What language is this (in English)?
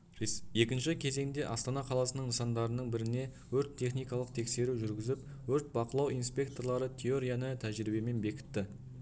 Kazakh